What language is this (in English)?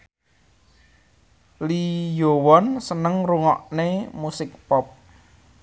Javanese